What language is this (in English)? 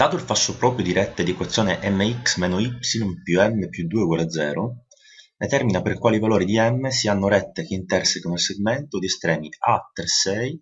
Italian